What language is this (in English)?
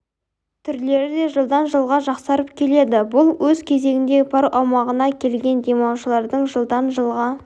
Kazakh